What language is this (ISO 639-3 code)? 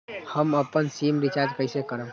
mag